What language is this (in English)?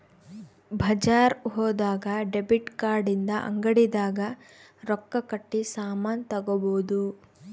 Kannada